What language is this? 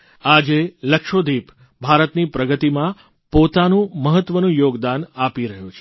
Gujarati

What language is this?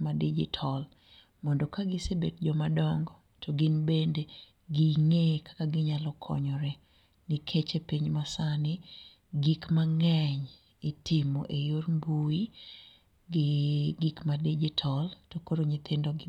Luo (Kenya and Tanzania)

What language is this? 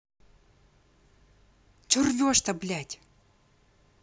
Russian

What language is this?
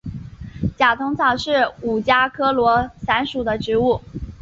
Chinese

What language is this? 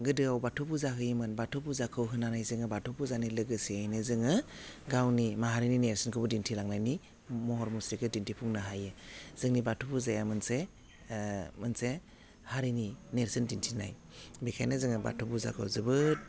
Bodo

